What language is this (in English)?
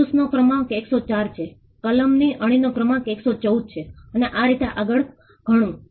Gujarati